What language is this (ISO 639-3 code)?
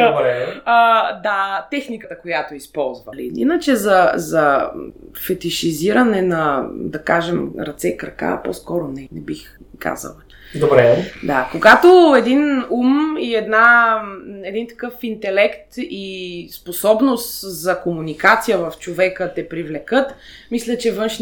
bul